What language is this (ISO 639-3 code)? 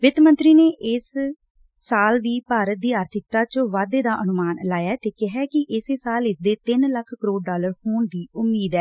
pan